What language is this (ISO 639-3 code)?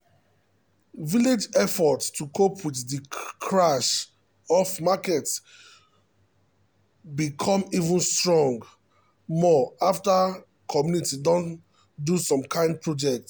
pcm